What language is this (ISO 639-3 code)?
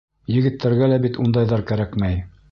bak